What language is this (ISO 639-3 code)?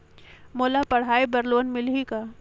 hne